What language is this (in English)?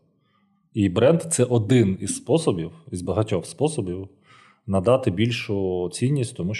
Ukrainian